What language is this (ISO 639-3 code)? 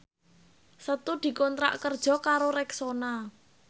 jav